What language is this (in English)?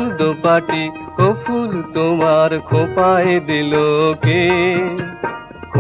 Hindi